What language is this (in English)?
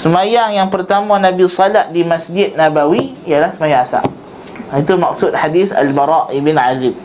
Malay